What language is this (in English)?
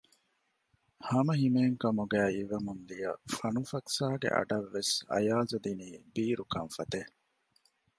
Divehi